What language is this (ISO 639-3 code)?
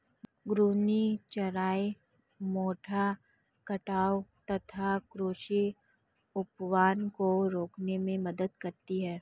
hin